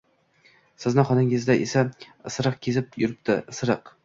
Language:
Uzbek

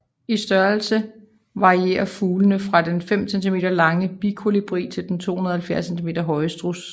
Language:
Danish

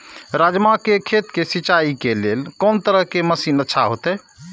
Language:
Maithili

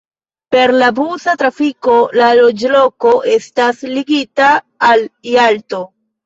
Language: Esperanto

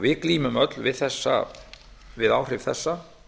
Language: Icelandic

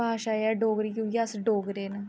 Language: Dogri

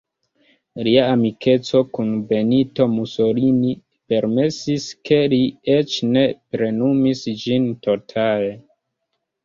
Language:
Esperanto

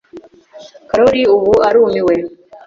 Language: Kinyarwanda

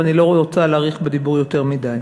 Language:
Hebrew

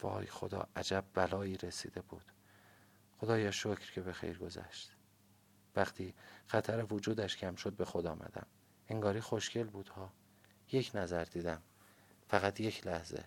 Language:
Persian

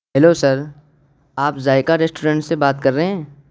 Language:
Urdu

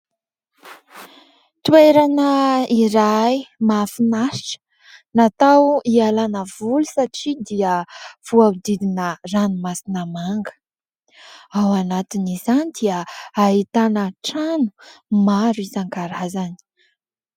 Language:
Malagasy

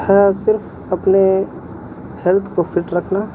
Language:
Urdu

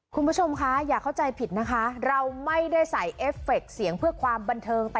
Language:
Thai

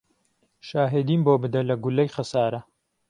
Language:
Central Kurdish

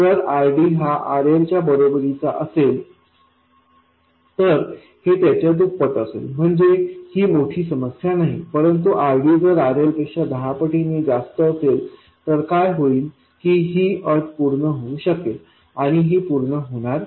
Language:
Marathi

